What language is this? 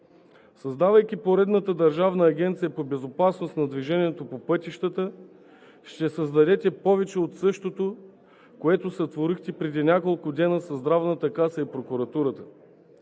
Bulgarian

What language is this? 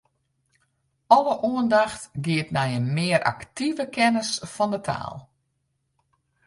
Western Frisian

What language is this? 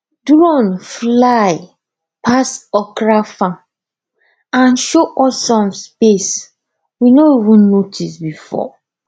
Nigerian Pidgin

